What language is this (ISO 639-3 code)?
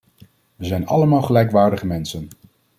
nld